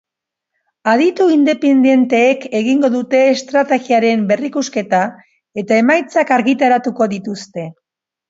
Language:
Basque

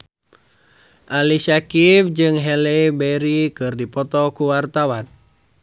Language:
Sundanese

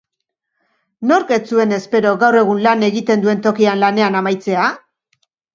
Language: Basque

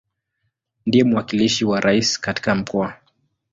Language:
Swahili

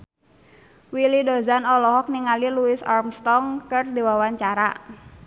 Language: Sundanese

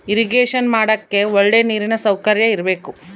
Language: Kannada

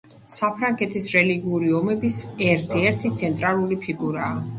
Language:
Georgian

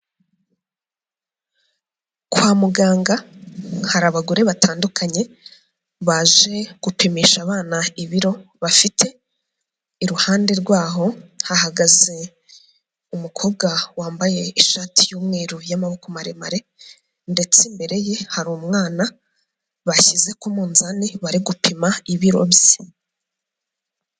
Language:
Kinyarwanda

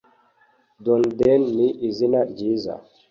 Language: Kinyarwanda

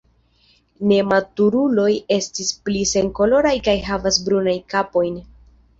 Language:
Esperanto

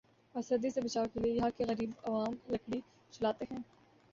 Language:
Urdu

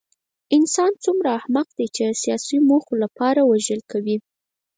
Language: Pashto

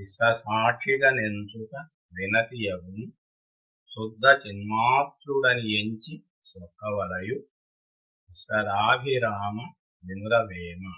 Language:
Latin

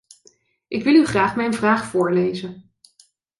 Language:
Dutch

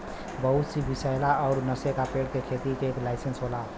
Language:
Bhojpuri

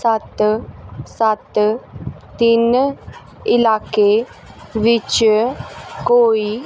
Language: Punjabi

